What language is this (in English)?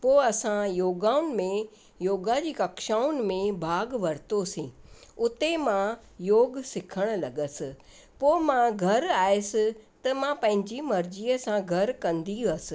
Sindhi